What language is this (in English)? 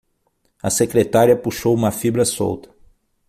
Portuguese